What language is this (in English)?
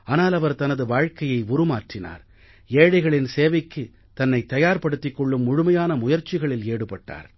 Tamil